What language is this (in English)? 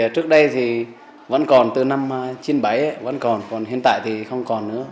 Vietnamese